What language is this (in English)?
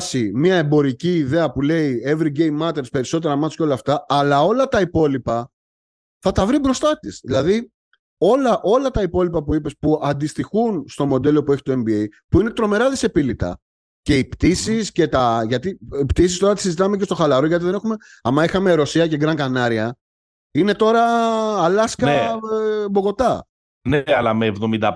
Greek